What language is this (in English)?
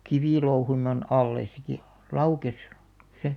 Finnish